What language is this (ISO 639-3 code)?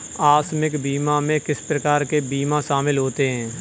hin